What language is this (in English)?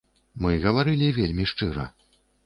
Belarusian